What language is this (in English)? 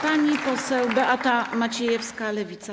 Polish